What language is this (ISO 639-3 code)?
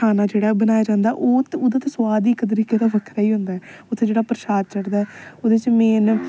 doi